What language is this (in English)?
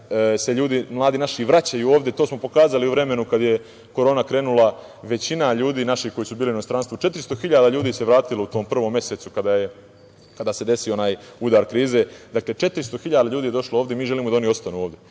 Serbian